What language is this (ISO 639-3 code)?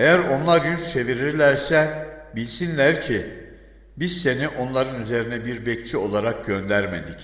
tur